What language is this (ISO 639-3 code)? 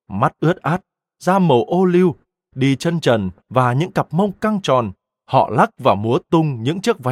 vie